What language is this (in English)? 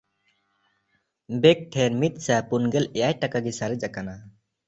Santali